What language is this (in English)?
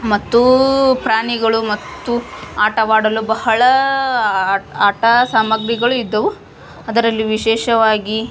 Kannada